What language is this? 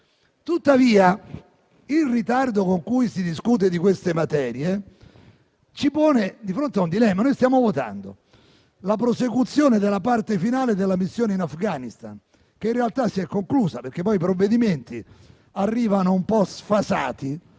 Italian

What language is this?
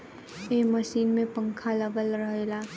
Bhojpuri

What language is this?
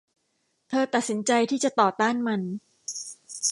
Thai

